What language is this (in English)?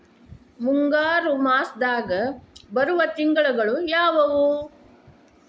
Kannada